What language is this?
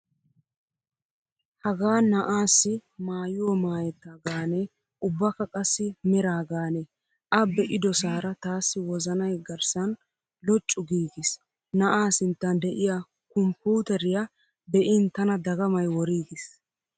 Wolaytta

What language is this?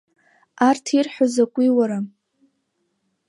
Abkhazian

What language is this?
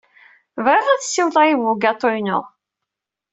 Kabyle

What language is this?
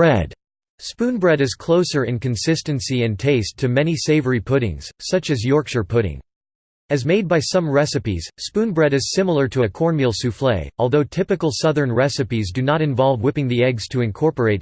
English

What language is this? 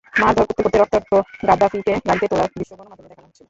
Bangla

